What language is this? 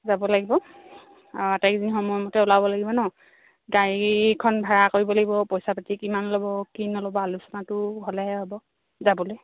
Assamese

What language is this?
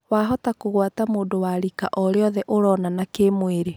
Kikuyu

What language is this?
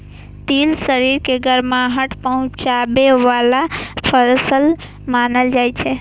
Maithili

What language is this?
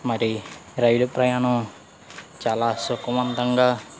Telugu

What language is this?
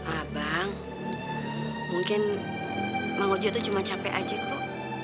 Indonesian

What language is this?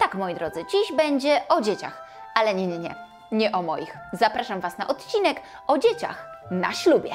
Polish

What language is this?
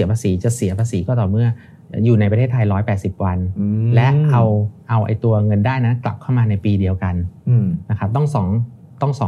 Thai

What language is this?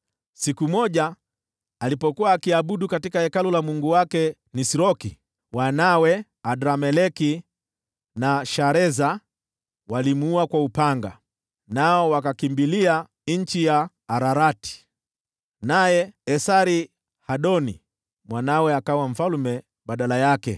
Swahili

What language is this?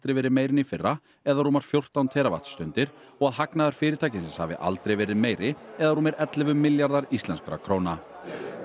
Icelandic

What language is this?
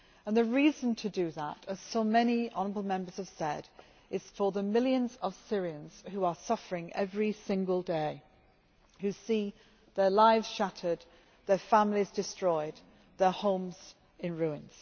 English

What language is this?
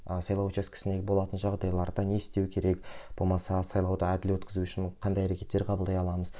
Kazakh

